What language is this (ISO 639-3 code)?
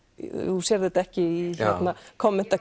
isl